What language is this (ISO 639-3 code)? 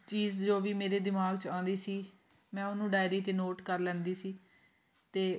pan